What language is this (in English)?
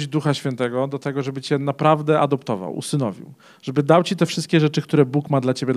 Polish